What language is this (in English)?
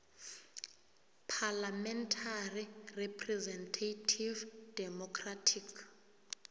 South Ndebele